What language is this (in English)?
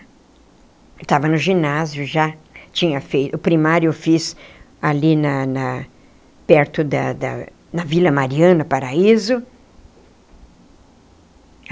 Portuguese